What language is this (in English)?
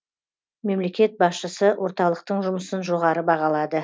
Kazakh